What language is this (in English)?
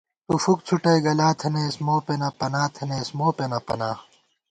Gawar-Bati